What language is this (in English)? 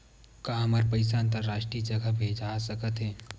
Chhattisgarhi